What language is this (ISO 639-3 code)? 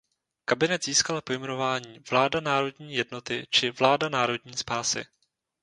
ces